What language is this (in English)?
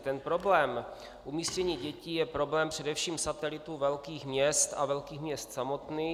Czech